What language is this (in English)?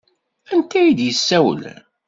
Kabyle